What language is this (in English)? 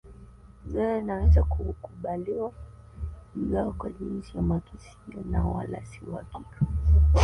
Swahili